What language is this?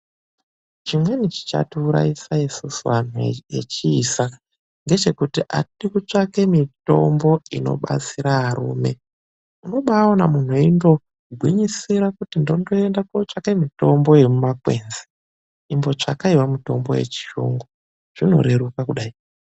Ndau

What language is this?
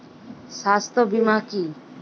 Bangla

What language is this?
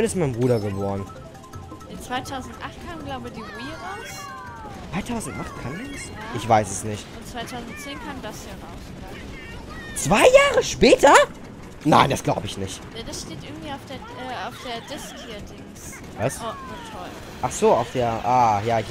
German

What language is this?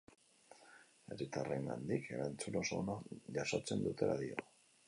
Basque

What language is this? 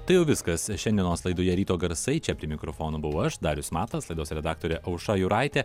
Lithuanian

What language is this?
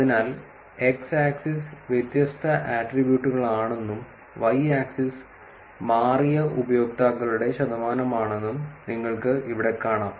Malayalam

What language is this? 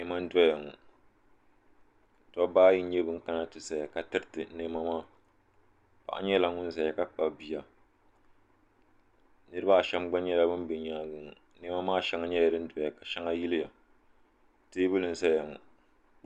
Dagbani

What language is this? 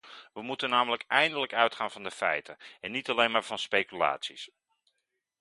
Dutch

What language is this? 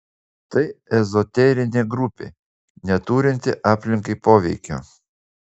Lithuanian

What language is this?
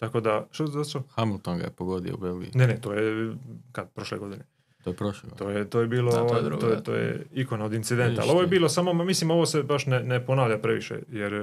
Croatian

